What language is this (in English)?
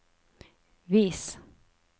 Norwegian